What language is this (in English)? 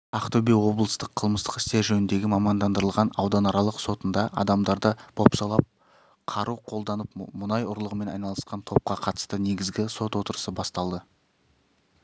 Kazakh